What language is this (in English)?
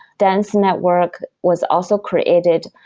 English